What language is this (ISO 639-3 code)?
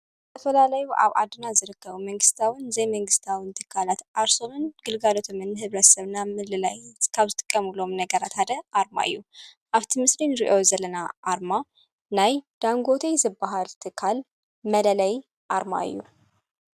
tir